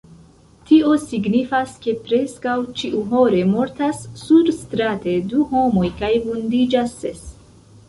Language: Esperanto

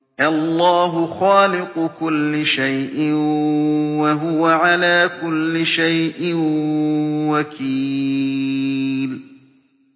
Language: Arabic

